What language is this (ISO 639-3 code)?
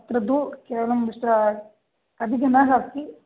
san